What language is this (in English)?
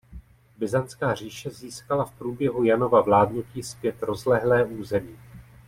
Czech